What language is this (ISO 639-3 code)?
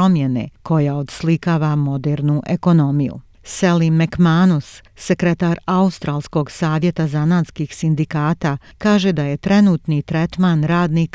hrv